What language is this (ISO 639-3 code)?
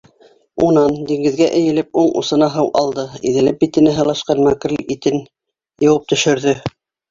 bak